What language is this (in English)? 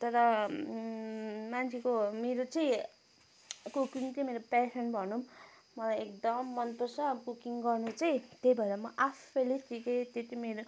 Nepali